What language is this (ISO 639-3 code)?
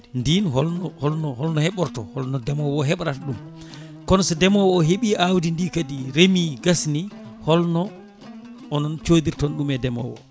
ful